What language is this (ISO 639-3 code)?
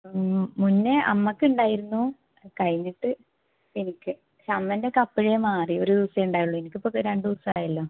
mal